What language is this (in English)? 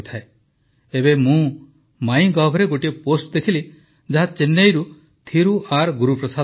Odia